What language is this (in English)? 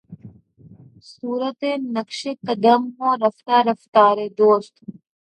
Urdu